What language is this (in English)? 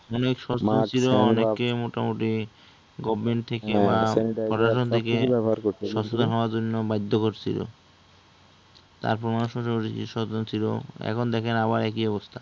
Bangla